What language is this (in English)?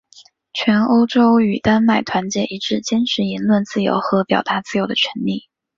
Chinese